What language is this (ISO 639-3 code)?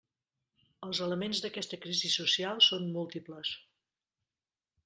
cat